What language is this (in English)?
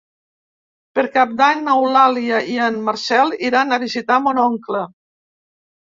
Catalan